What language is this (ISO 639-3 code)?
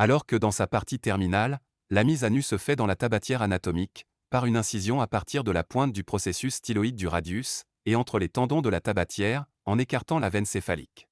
fra